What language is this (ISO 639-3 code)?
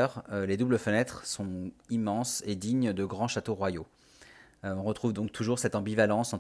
fra